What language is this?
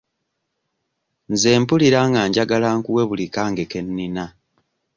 Ganda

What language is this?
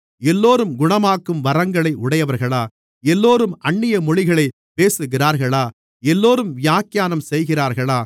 Tamil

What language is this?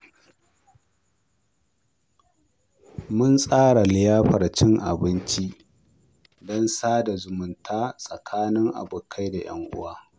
Hausa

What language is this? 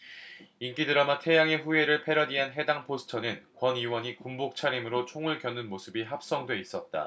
Korean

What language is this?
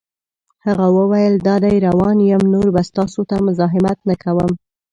Pashto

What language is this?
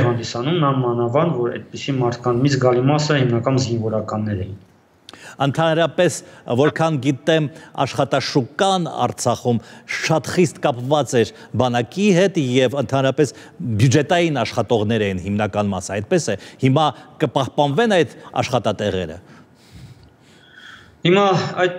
Romanian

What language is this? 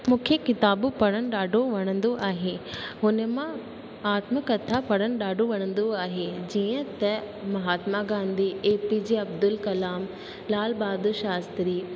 Sindhi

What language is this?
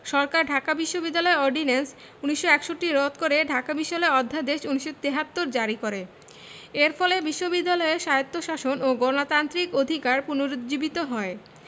Bangla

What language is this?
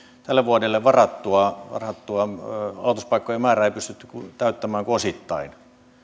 Finnish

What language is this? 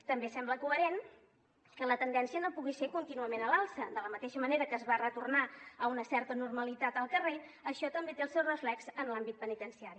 Catalan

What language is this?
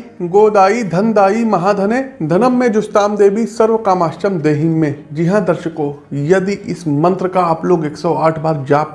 Hindi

